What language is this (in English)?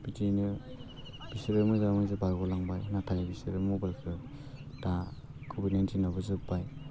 Bodo